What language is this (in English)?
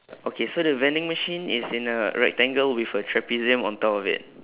English